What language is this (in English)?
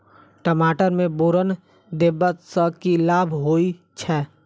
Maithili